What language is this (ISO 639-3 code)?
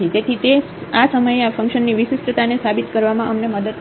guj